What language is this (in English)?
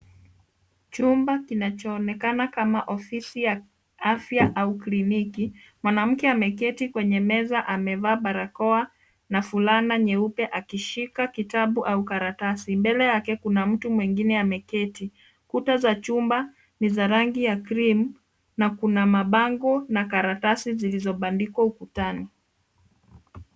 Swahili